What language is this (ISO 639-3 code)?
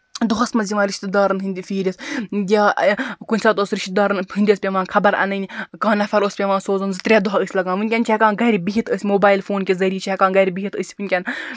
kas